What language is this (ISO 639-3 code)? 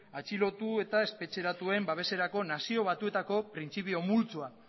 eus